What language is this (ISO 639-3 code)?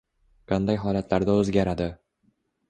uzb